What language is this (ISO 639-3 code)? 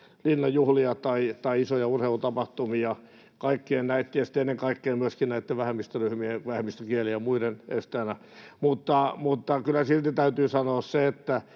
fin